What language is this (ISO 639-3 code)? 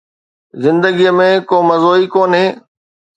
snd